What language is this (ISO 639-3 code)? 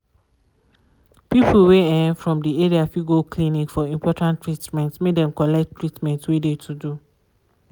pcm